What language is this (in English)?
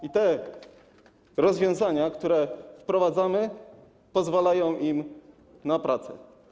Polish